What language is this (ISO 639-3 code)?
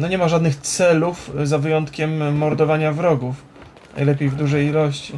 pol